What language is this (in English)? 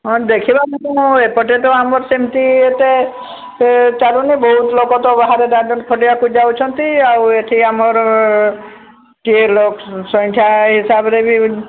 Odia